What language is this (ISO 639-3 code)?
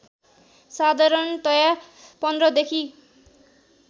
nep